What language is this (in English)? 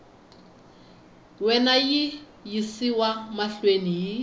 Tsonga